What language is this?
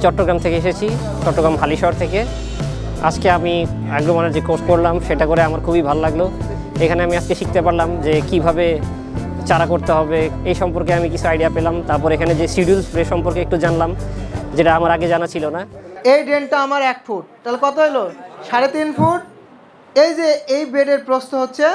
Bangla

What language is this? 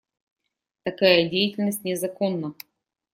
Russian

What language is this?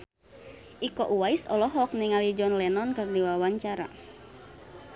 Sundanese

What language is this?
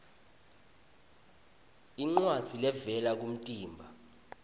Swati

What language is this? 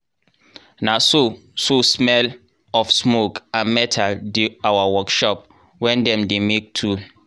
Nigerian Pidgin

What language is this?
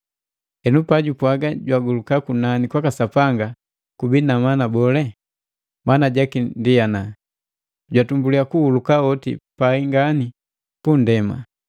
Matengo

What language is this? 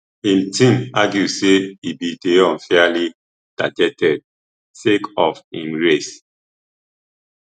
Nigerian Pidgin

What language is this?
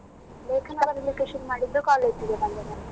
Kannada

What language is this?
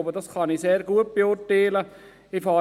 Swiss German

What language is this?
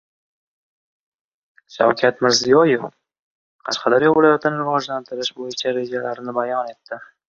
Uzbek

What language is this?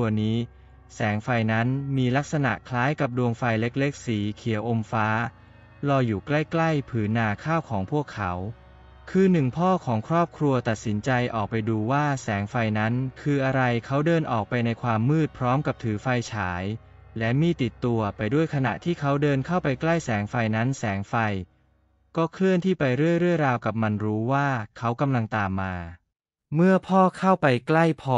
Thai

